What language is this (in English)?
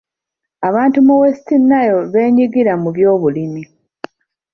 Ganda